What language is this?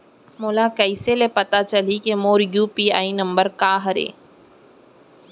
Chhattisgarhi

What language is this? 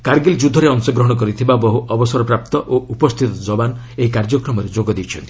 Odia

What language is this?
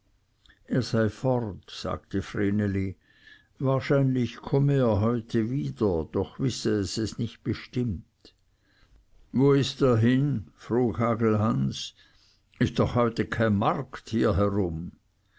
German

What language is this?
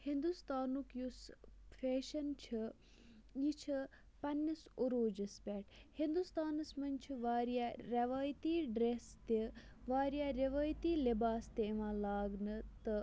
Kashmiri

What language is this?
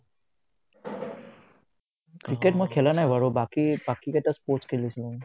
Assamese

